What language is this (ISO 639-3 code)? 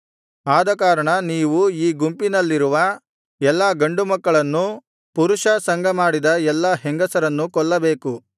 kan